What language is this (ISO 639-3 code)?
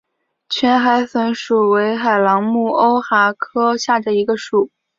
zho